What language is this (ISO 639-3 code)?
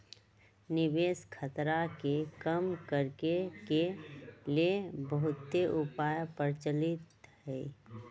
mag